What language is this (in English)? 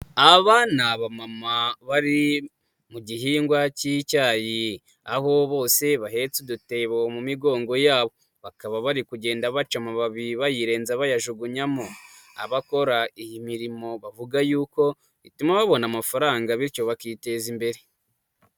Kinyarwanda